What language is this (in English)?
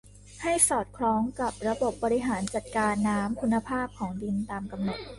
Thai